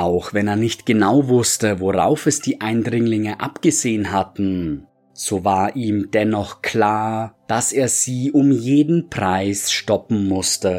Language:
German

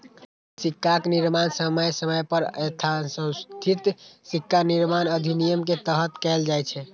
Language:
Maithili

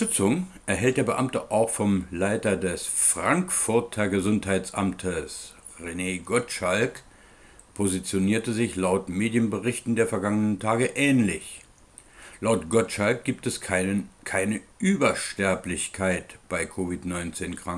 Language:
German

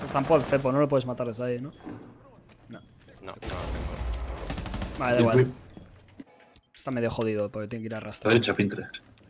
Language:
Spanish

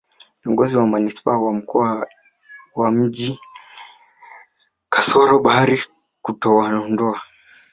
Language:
Swahili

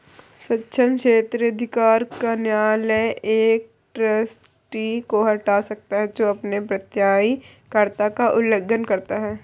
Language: Hindi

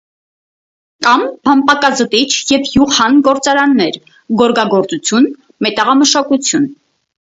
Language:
Armenian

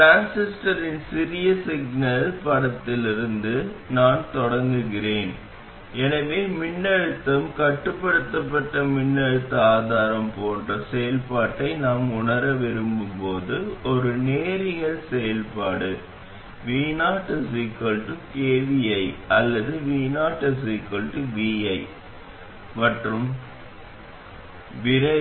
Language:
Tamil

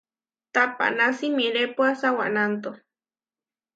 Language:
Huarijio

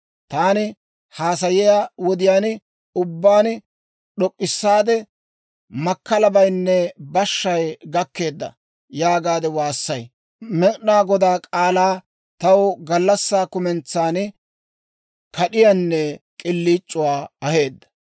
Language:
Dawro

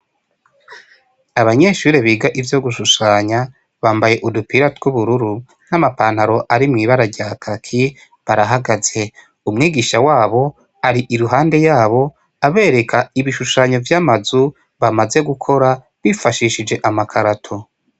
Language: Rundi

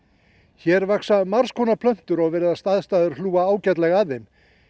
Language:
Icelandic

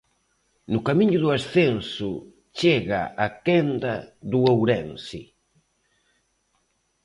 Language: Galician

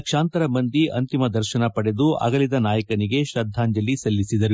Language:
Kannada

